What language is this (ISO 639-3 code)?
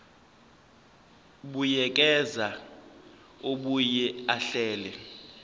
zul